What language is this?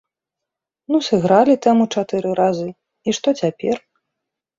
Belarusian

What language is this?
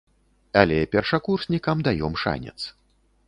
Belarusian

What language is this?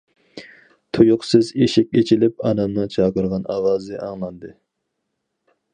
Uyghur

